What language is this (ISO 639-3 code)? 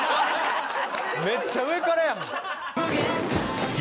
jpn